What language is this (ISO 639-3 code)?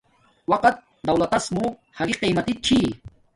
dmk